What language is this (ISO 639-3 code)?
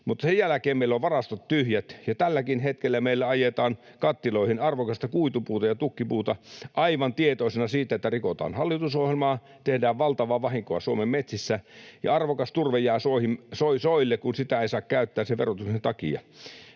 fin